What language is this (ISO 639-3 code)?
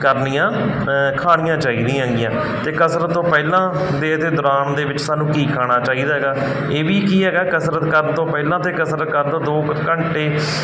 pan